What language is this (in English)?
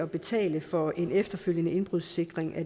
Danish